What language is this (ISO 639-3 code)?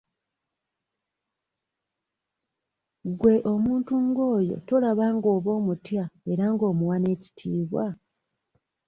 lug